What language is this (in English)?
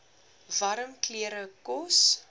Afrikaans